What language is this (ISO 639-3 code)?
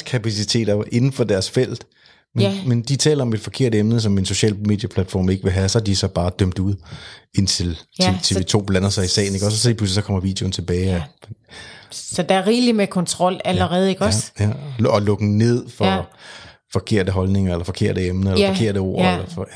dan